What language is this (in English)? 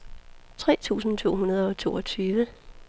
Danish